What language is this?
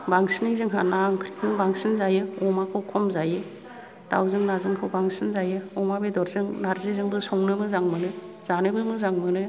Bodo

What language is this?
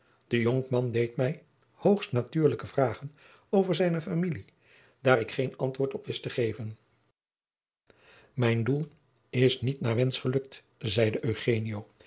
Dutch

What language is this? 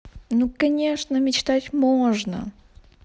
Russian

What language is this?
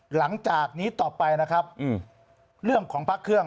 Thai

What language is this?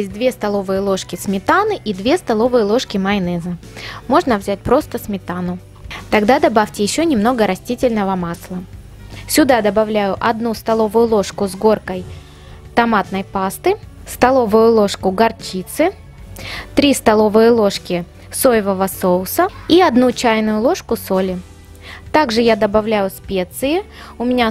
Russian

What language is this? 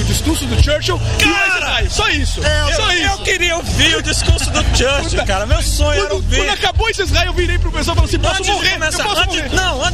Portuguese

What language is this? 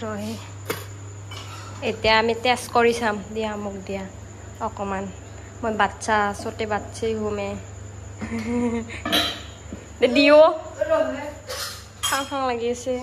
Bangla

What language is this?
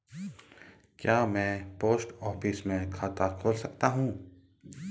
Hindi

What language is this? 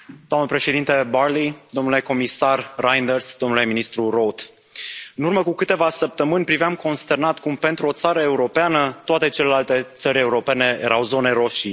Romanian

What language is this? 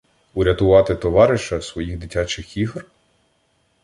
Ukrainian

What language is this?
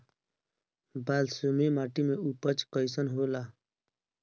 Bhojpuri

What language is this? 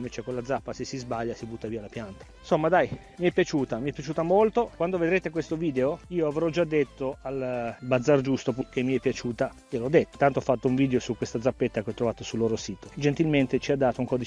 Italian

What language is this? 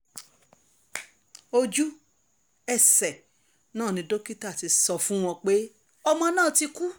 Yoruba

